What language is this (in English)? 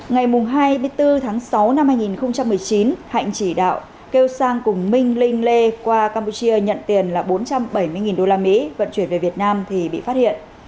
Vietnamese